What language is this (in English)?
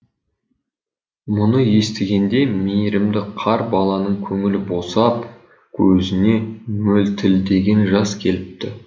Kazakh